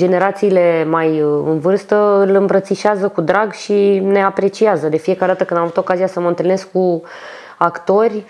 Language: Romanian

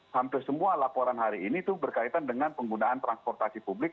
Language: Indonesian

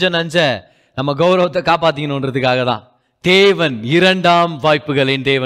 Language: Tamil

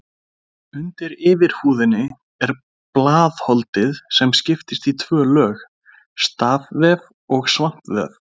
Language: Icelandic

